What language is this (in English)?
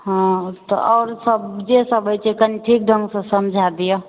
Maithili